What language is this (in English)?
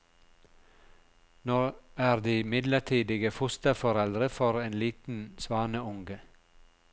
Norwegian